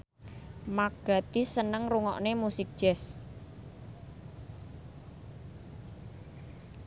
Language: Javanese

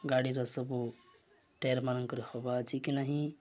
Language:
Odia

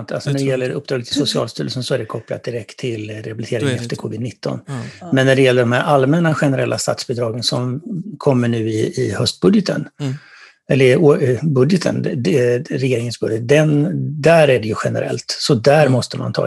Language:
Swedish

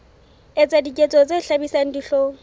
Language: Southern Sotho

